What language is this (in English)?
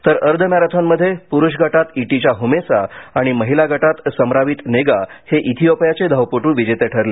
Marathi